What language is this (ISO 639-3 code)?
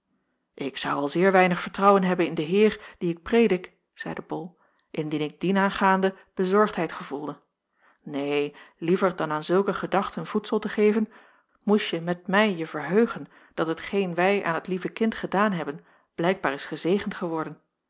nld